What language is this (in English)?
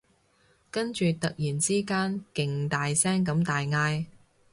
Cantonese